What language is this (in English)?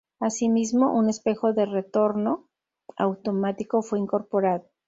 Spanish